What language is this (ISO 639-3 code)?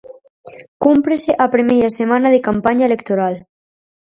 glg